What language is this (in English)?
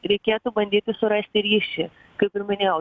Lithuanian